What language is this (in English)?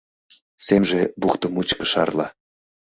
Mari